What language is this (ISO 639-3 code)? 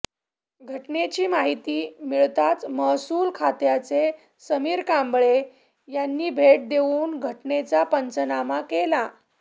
mar